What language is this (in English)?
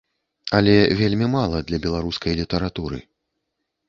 Belarusian